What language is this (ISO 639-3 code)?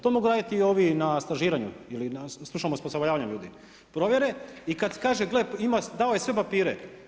hrv